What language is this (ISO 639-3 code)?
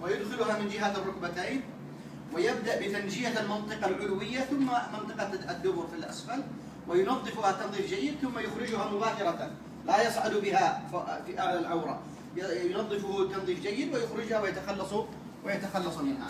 ara